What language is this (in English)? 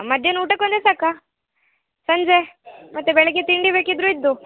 Kannada